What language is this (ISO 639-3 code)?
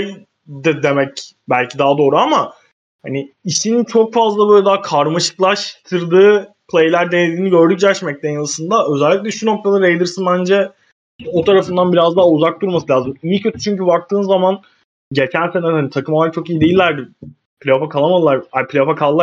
tur